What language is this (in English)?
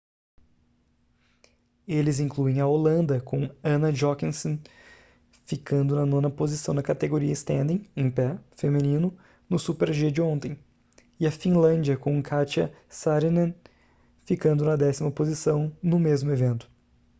Portuguese